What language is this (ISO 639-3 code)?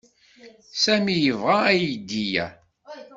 kab